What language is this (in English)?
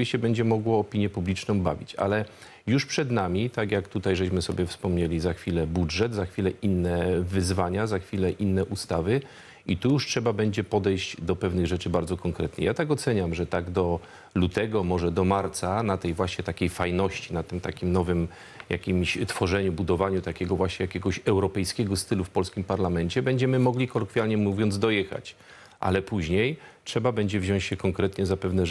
Polish